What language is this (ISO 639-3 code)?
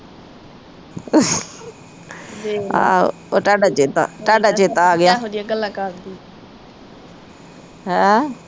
pan